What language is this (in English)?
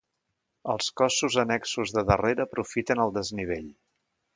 Catalan